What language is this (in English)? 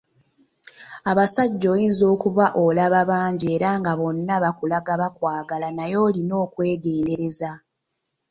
Ganda